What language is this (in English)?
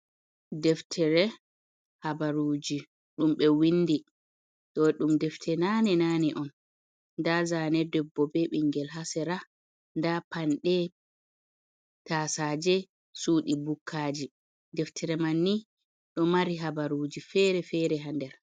Fula